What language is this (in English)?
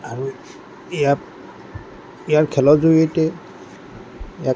Assamese